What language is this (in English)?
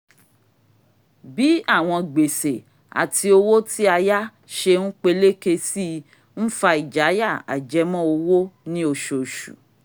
Yoruba